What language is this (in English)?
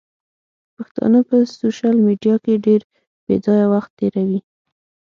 Pashto